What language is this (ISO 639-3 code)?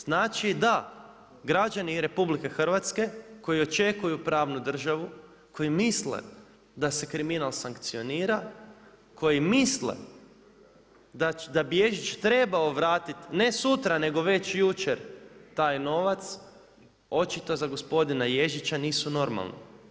hrv